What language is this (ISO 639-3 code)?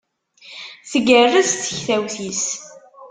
kab